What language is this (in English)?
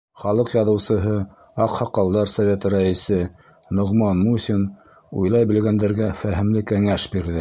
Bashkir